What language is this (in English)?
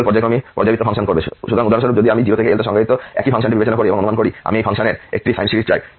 Bangla